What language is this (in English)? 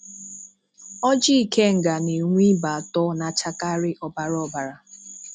Igbo